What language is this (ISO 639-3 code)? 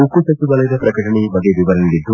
kan